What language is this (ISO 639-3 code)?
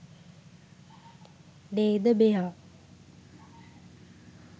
sin